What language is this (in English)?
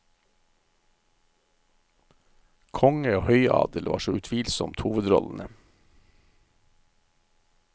Norwegian